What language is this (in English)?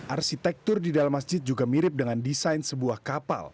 Indonesian